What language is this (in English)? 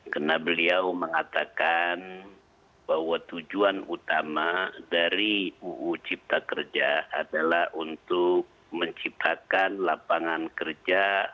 Indonesian